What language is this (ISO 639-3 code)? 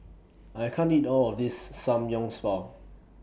eng